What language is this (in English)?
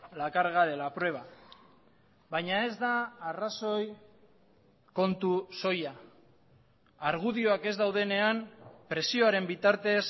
Basque